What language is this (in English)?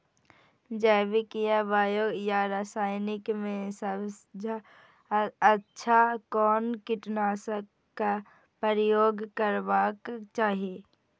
Maithili